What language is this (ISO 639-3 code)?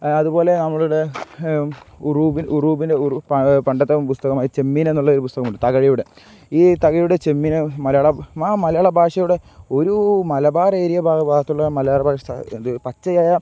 mal